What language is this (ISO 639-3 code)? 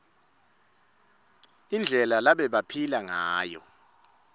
ssw